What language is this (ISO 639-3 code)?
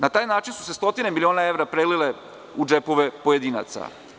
srp